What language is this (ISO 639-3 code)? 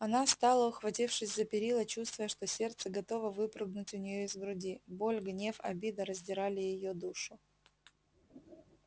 rus